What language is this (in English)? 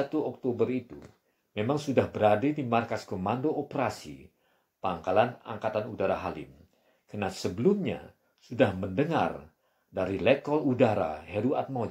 Indonesian